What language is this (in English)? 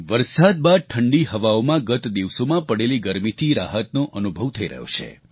Gujarati